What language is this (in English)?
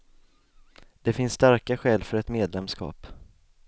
Swedish